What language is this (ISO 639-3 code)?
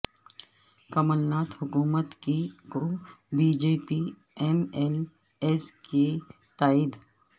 urd